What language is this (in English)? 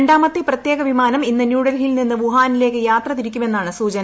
Malayalam